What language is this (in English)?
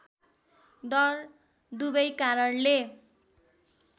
Nepali